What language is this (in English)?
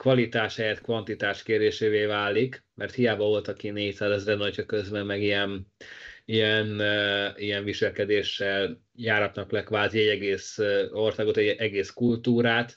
Hungarian